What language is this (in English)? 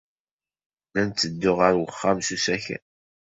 Kabyle